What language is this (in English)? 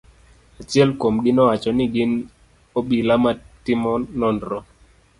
Luo (Kenya and Tanzania)